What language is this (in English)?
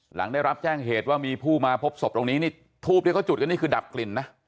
Thai